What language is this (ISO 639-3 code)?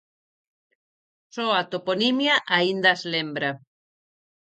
glg